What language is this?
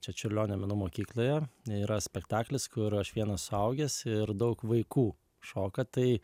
Lithuanian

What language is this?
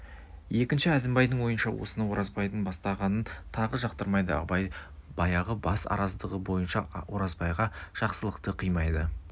Kazakh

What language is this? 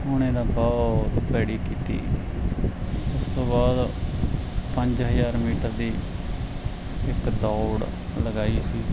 Punjabi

